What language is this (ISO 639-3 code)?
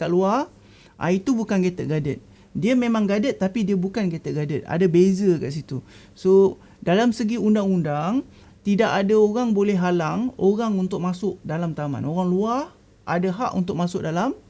msa